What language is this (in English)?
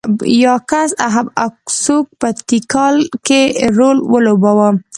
Pashto